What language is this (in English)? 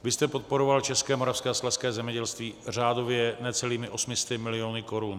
Czech